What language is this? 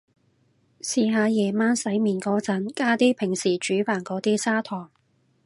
Cantonese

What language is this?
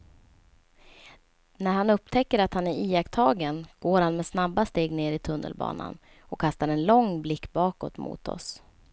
Swedish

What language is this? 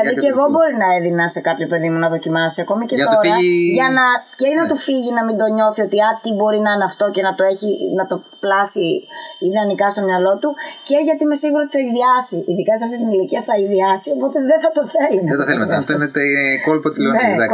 Greek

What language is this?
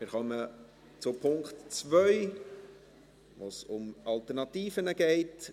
Swiss German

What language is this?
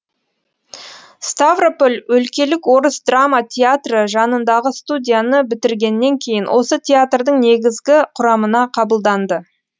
Kazakh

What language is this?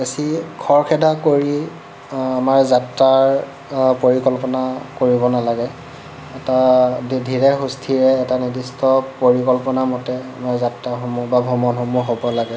Assamese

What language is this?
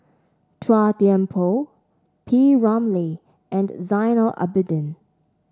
English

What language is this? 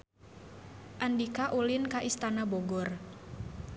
Sundanese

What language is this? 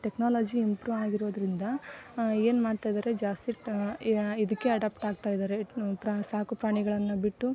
Kannada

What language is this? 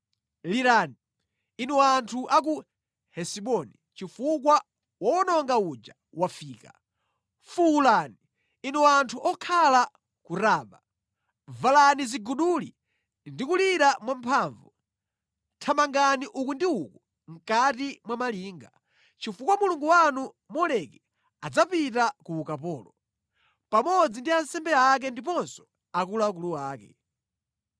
Nyanja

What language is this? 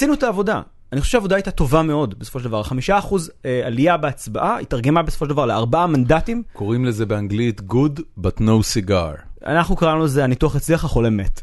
Hebrew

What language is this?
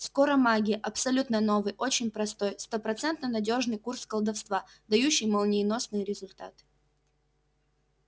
Russian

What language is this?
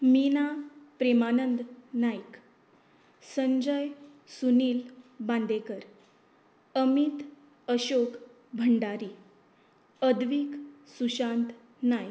Konkani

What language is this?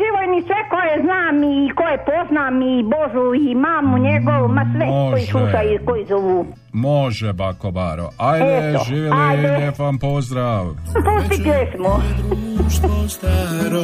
Croatian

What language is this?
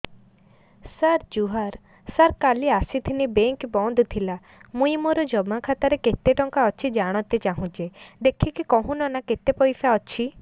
Odia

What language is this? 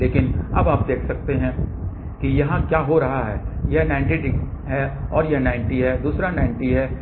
Hindi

